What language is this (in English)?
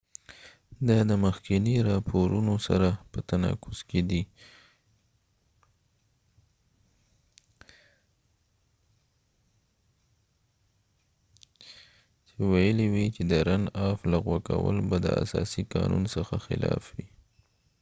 Pashto